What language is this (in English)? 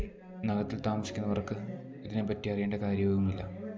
Malayalam